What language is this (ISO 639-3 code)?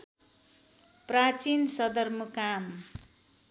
nep